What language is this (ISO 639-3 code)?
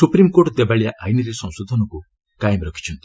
ori